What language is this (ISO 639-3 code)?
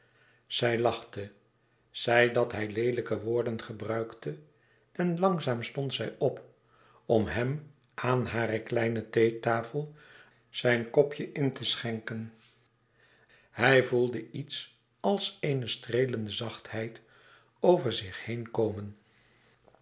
nld